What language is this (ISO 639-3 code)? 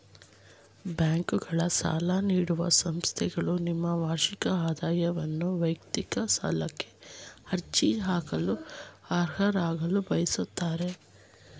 kan